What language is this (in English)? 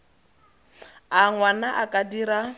Tswana